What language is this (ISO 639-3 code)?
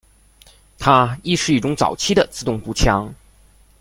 zho